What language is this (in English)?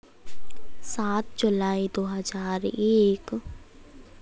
Hindi